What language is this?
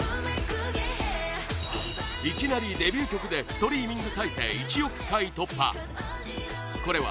Japanese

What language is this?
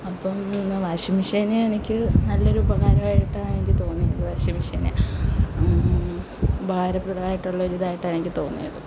Malayalam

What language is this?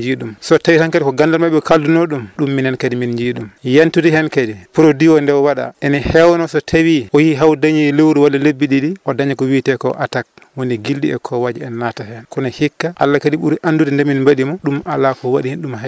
Fula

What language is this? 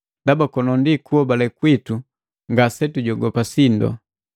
Matengo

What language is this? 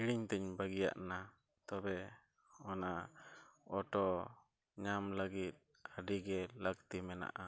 Santali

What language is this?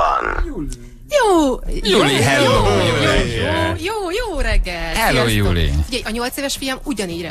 Hungarian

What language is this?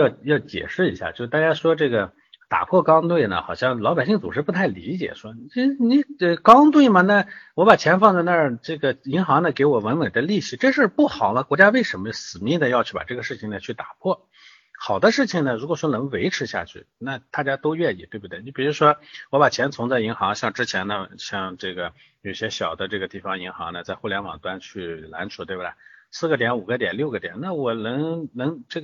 Chinese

